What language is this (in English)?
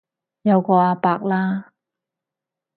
Cantonese